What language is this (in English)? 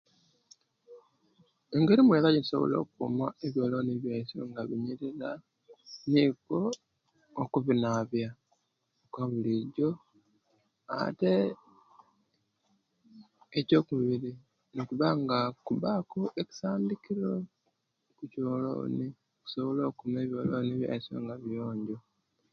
Kenyi